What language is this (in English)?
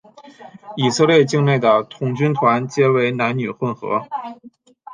Chinese